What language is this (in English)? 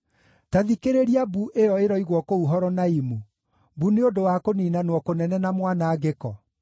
Kikuyu